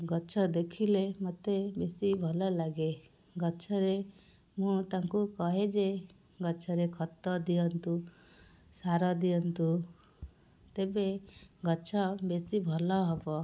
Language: Odia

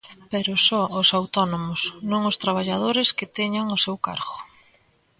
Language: Galician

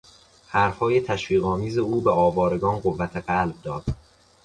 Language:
Persian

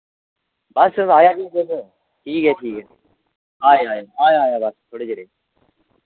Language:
Dogri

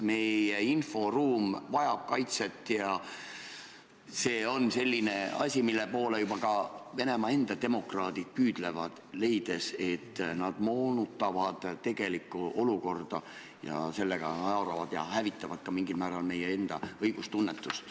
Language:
Estonian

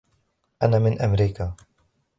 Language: Arabic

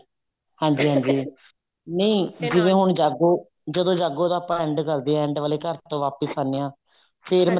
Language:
Punjabi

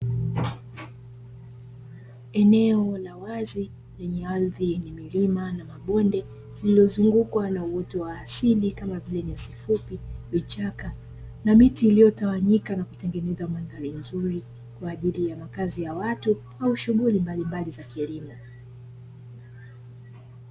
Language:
Swahili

